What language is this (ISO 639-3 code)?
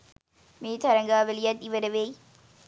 sin